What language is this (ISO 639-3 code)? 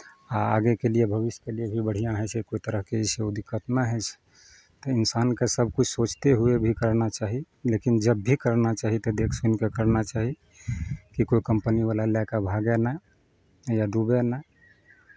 mai